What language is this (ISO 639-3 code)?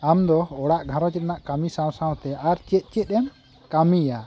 sat